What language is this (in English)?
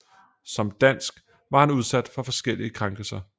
Danish